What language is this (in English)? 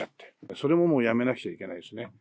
Japanese